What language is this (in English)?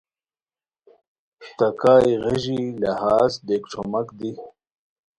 Khowar